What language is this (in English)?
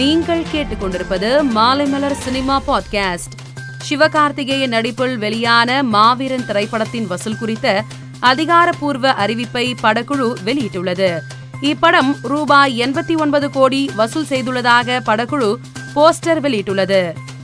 Tamil